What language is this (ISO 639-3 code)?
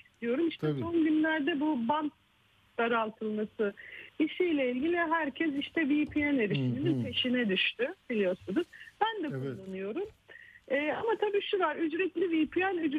tur